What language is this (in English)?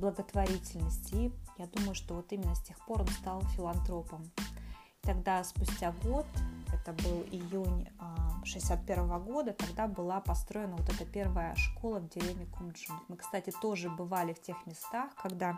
Russian